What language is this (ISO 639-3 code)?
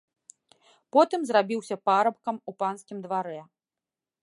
bel